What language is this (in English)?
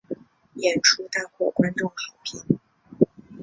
Chinese